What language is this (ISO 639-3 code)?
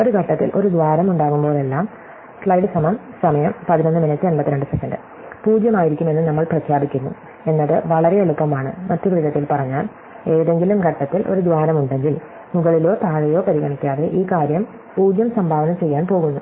mal